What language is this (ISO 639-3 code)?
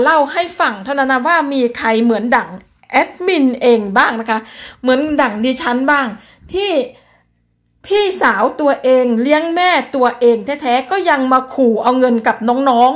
tha